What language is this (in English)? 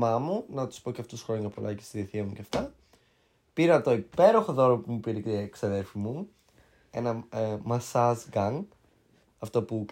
Greek